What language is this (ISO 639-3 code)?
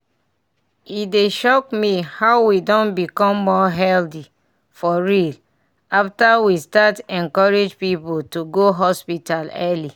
pcm